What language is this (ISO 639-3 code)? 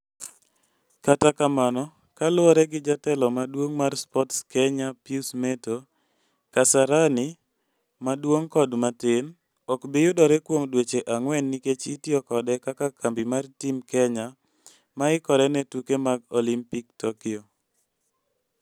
luo